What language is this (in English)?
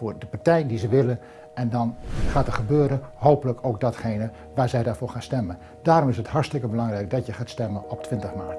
Dutch